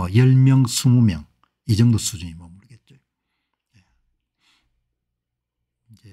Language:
Korean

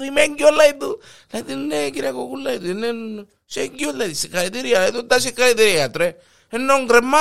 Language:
Greek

